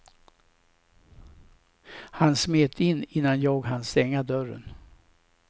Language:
Swedish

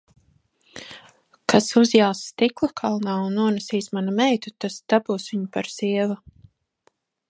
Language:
Latvian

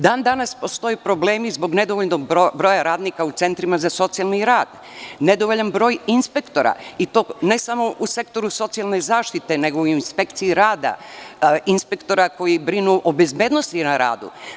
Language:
Serbian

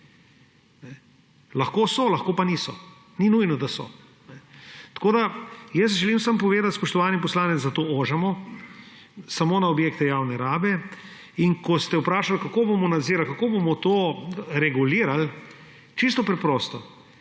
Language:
Slovenian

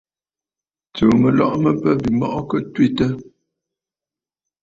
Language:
Bafut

